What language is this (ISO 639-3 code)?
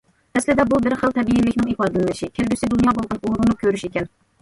uig